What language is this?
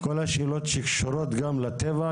Hebrew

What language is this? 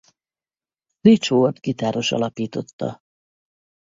Hungarian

